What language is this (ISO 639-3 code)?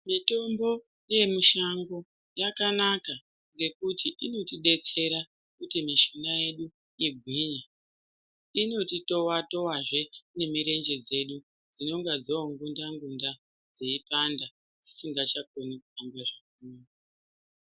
ndc